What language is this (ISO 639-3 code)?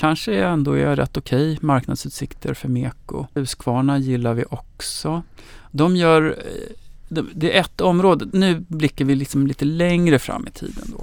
swe